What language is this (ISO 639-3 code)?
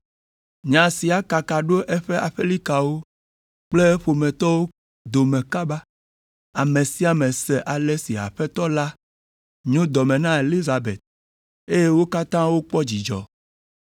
ewe